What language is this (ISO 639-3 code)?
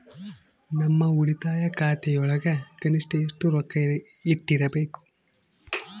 kan